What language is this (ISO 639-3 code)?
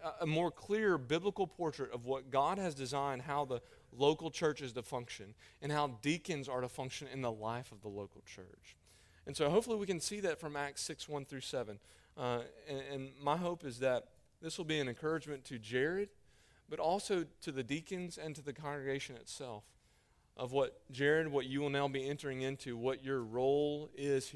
eng